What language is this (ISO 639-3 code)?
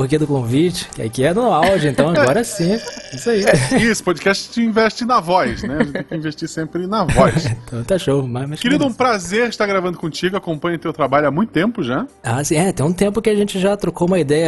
por